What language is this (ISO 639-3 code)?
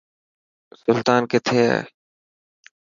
mki